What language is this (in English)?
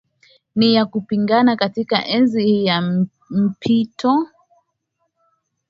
Swahili